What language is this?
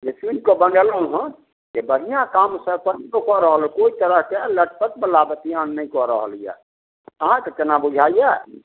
Maithili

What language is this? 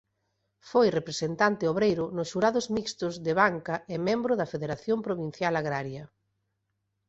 Galician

